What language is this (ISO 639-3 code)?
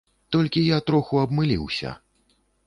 bel